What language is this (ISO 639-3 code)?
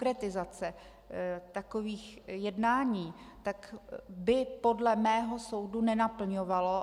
ces